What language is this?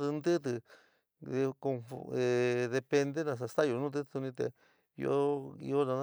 San Miguel El Grande Mixtec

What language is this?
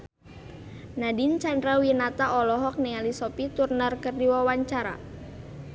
Sundanese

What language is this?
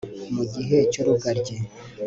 Kinyarwanda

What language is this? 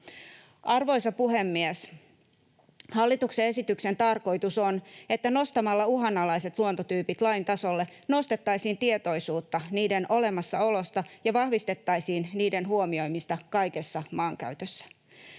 Finnish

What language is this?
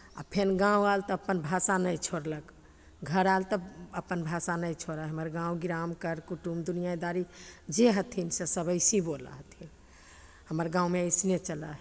Maithili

